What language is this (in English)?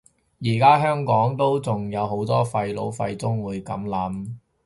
Cantonese